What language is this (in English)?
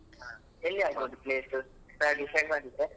Kannada